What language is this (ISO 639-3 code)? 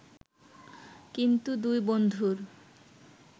ben